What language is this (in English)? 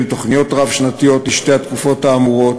Hebrew